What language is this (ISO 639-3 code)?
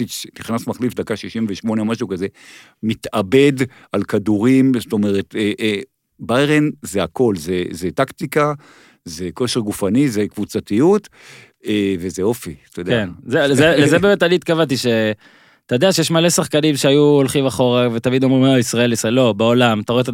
heb